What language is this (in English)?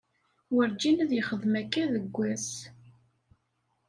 Kabyle